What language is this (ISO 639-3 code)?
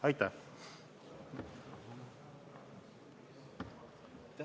est